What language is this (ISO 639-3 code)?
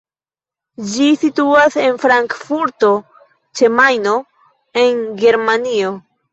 epo